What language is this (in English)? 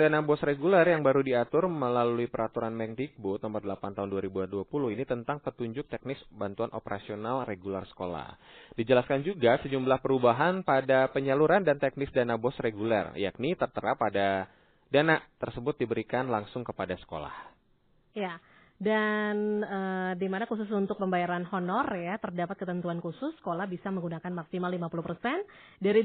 Indonesian